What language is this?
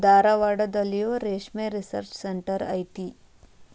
Kannada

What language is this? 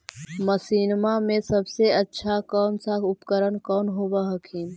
Magahi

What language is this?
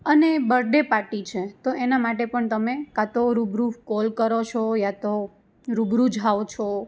Gujarati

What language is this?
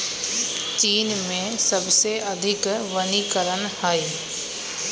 Magahi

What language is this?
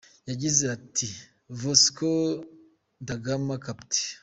Kinyarwanda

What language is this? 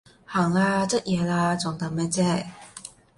Cantonese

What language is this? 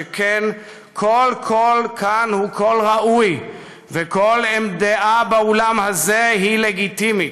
Hebrew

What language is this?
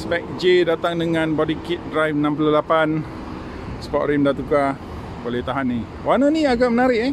Malay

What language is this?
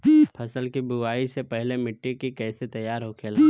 Bhojpuri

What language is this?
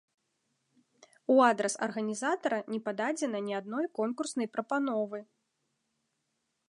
Belarusian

